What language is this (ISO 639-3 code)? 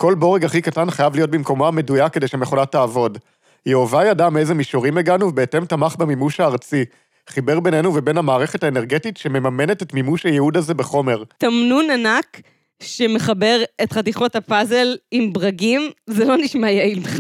heb